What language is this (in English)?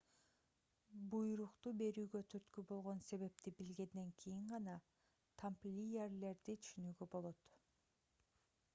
Kyrgyz